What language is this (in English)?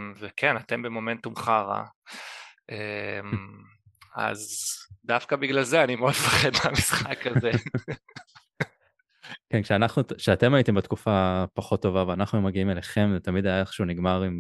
Hebrew